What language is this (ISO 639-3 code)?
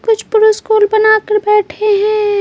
hin